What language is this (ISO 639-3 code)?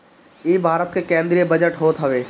bho